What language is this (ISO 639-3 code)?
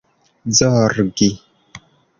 epo